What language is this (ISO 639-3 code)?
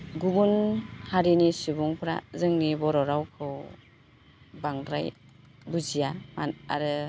brx